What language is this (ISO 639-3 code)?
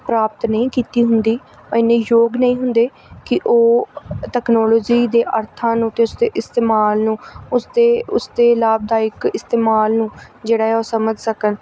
pan